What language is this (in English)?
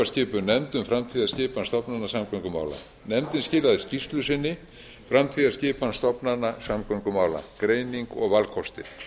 Icelandic